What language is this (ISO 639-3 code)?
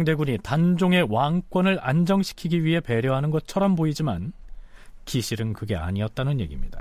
kor